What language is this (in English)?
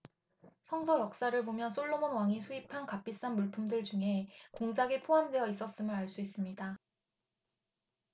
Korean